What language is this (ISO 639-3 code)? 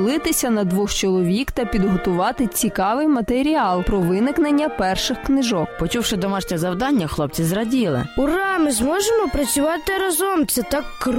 ukr